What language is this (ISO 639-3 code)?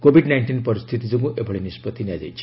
ori